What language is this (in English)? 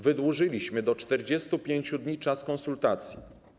Polish